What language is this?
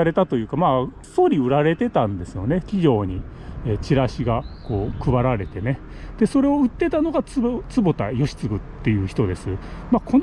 Japanese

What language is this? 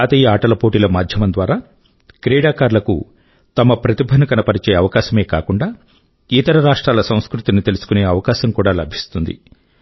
Telugu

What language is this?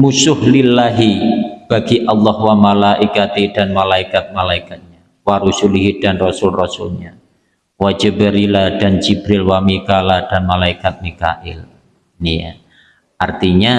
Indonesian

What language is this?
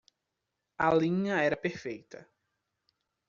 Portuguese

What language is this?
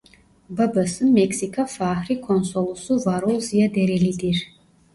Turkish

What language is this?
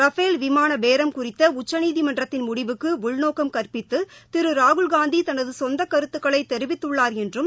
Tamil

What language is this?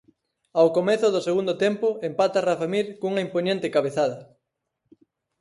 Galician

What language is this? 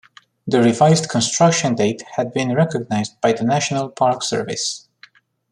English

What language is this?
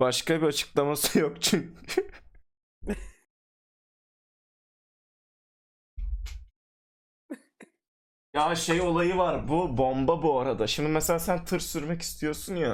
Turkish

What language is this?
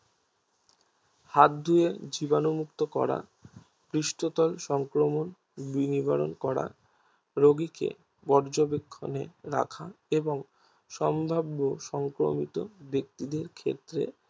Bangla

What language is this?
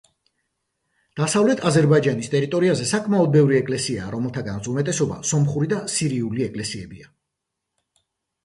Georgian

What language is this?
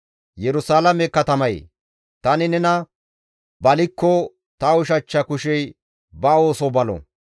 Gamo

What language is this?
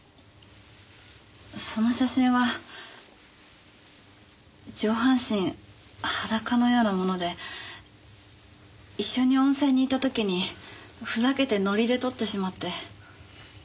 Japanese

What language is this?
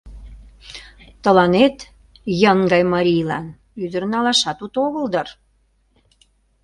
Mari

